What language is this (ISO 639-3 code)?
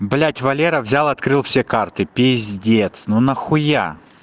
rus